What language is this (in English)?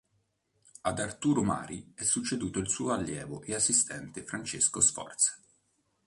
Italian